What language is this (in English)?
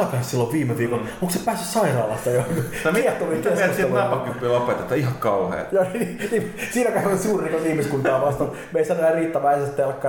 Finnish